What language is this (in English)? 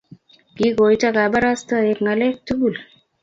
Kalenjin